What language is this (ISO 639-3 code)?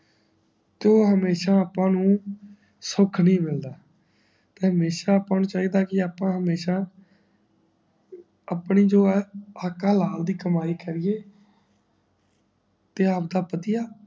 pan